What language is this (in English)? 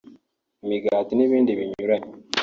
Kinyarwanda